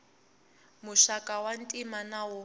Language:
Tsonga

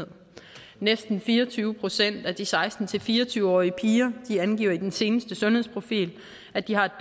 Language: Danish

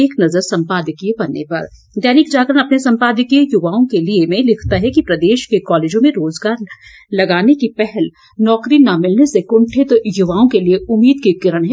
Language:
Hindi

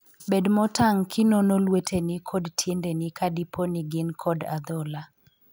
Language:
Luo (Kenya and Tanzania)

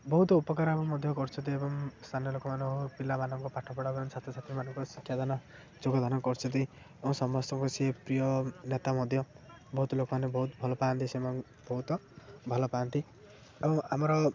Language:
Odia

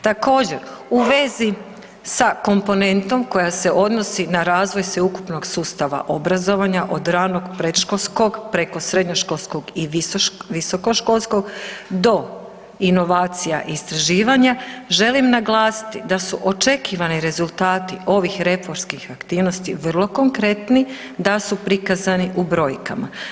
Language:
Croatian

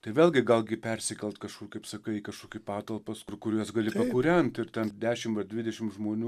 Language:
Lithuanian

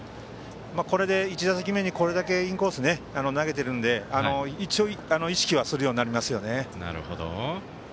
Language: Japanese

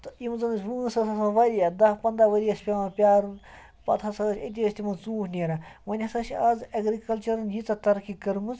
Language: Kashmiri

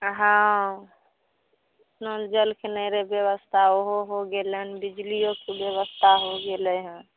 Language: Maithili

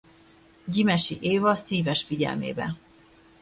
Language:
Hungarian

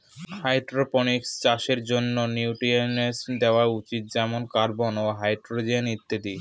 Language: Bangla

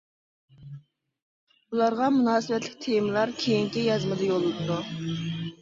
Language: Uyghur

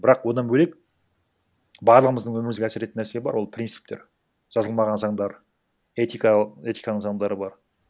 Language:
Kazakh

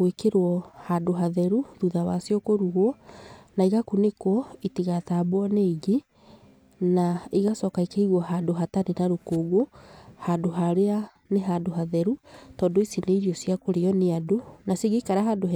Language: Kikuyu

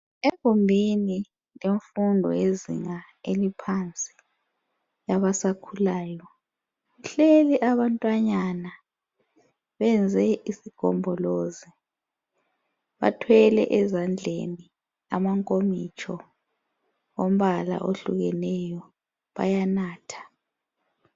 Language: North Ndebele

